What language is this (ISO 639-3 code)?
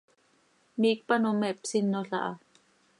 sei